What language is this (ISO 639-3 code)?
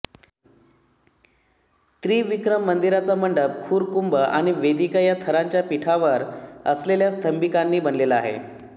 mar